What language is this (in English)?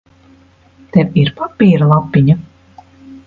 Latvian